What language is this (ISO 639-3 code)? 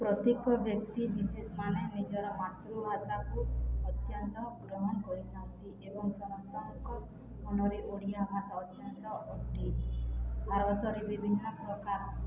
ori